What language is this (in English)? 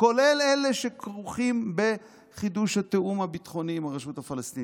Hebrew